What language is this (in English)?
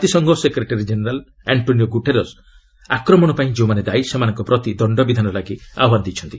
Odia